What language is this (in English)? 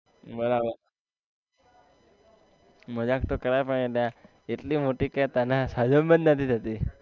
Gujarati